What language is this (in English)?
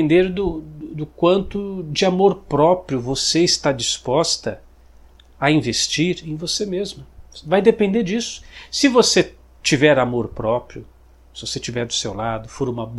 Portuguese